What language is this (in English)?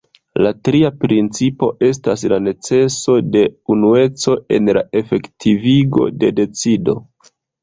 Esperanto